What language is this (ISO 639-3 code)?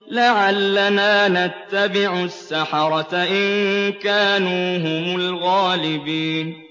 ara